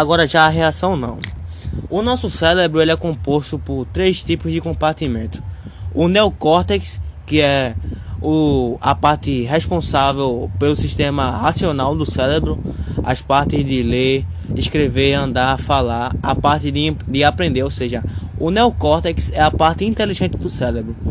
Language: Portuguese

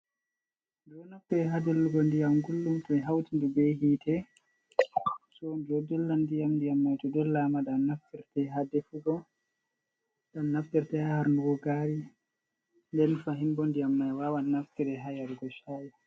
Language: Fula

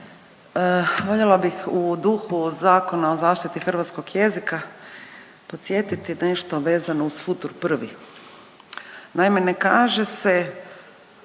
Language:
Croatian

